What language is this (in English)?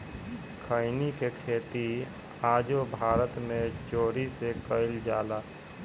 Bhojpuri